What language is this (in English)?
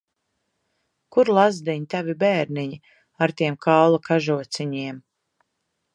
Latvian